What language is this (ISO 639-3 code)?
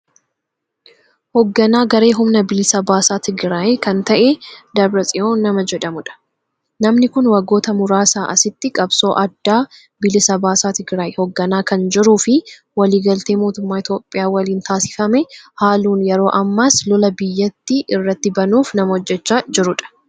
orm